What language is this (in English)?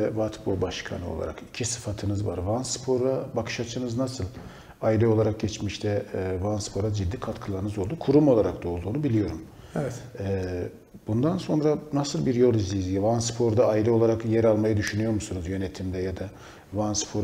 Turkish